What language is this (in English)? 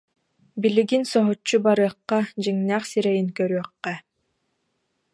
Yakut